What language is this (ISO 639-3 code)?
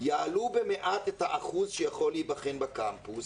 heb